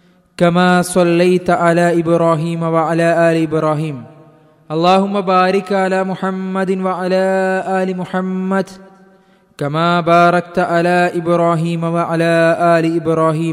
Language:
Malayalam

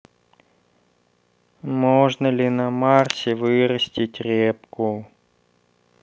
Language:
Russian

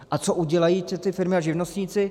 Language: Czech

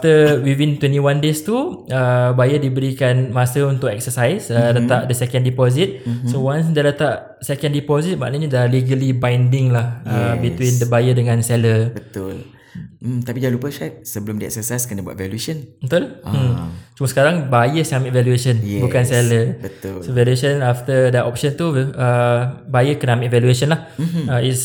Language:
Malay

